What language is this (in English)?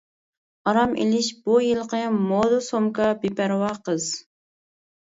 Uyghur